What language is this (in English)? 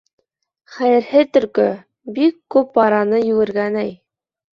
Bashkir